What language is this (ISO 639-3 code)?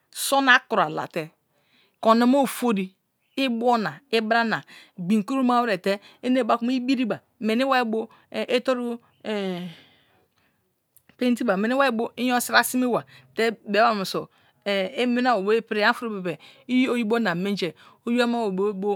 ijn